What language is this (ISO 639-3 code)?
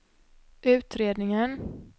swe